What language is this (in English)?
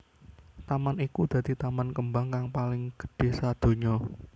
Javanese